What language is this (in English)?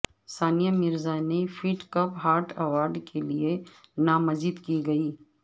Urdu